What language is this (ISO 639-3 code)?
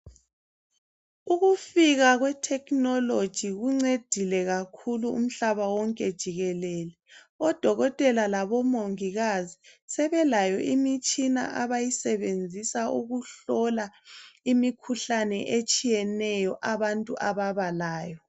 nde